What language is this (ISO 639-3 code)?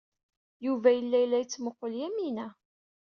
kab